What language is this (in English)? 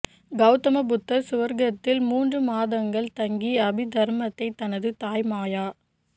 Tamil